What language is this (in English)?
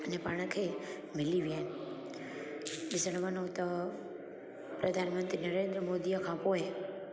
Sindhi